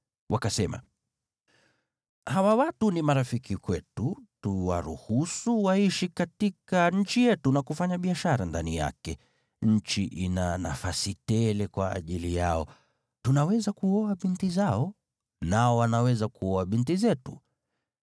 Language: Swahili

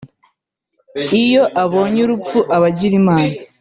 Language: Kinyarwanda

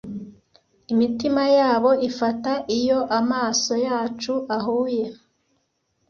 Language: Kinyarwanda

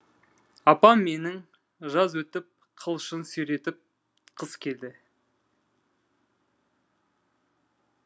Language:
Kazakh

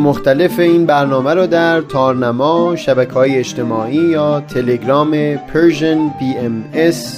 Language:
Persian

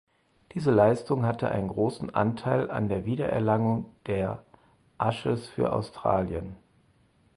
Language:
German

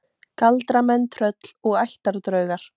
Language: Icelandic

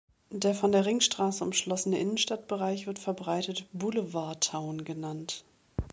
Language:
German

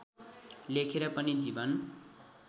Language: Nepali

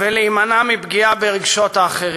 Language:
Hebrew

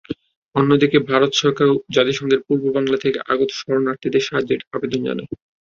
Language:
Bangla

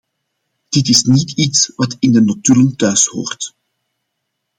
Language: Dutch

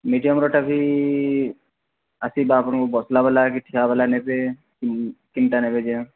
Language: Odia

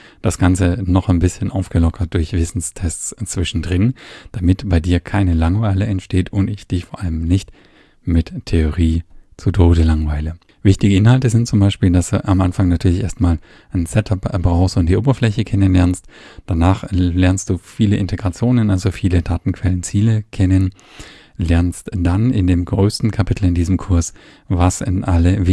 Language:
German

